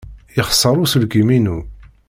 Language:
Kabyle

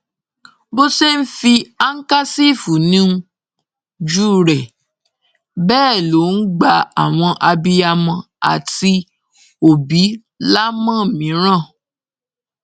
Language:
Yoruba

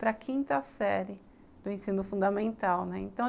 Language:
Portuguese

